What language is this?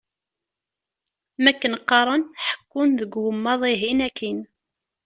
Kabyle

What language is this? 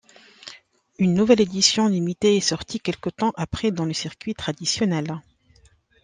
French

